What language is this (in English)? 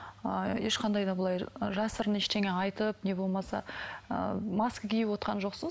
Kazakh